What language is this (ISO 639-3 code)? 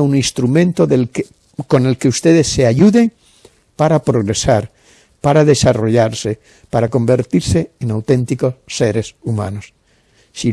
spa